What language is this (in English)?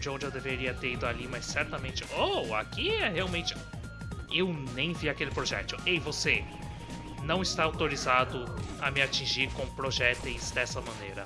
Portuguese